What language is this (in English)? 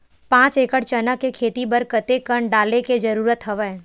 Chhattisgarhi